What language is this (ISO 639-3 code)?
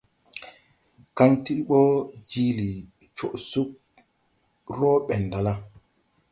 tui